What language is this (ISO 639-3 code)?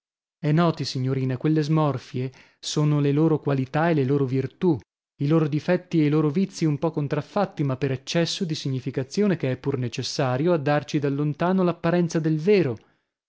ita